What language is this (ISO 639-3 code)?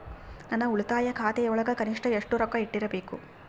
kan